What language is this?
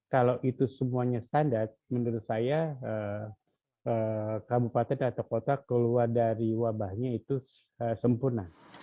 Indonesian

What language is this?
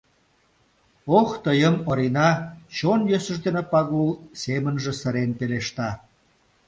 Mari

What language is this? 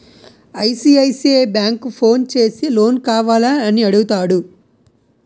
Telugu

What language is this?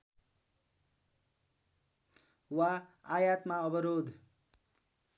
Nepali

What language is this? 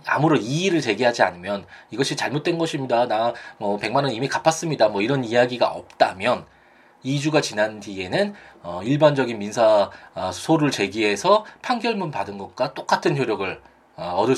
Korean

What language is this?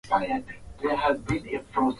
Swahili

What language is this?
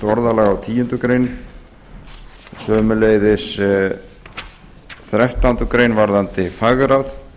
Icelandic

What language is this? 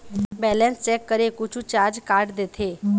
Chhattisgarhi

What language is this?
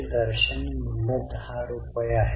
Marathi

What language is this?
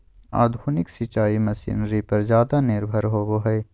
Magahi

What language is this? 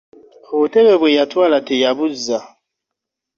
Ganda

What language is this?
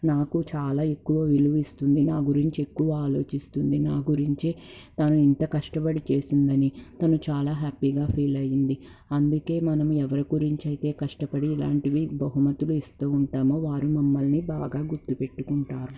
Telugu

